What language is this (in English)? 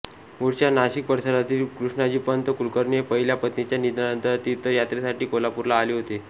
Marathi